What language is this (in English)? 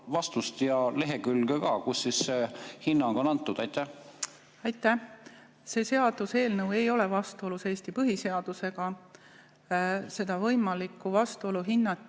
Estonian